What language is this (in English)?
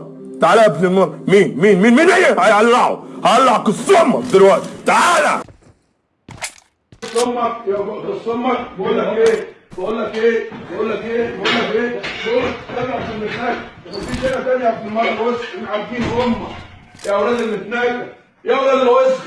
Arabic